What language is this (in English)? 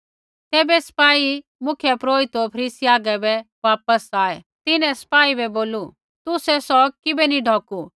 Kullu Pahari